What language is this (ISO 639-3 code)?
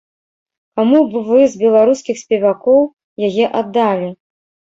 bel